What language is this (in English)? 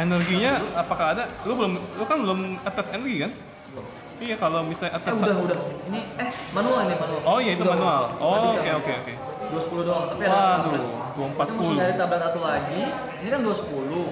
Indonesian